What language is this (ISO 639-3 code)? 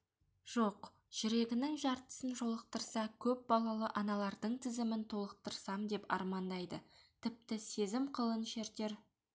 kaz